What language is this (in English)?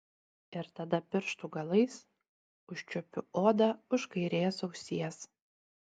Lithuanian